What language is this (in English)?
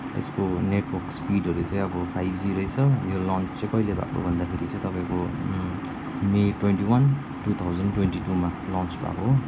Nepali